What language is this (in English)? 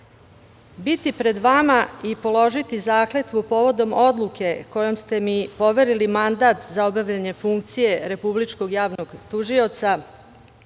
Serbian